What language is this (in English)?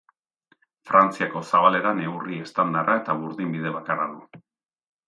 Basque